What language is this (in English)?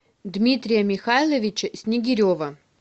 Russian